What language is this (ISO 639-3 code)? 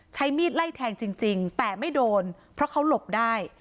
tha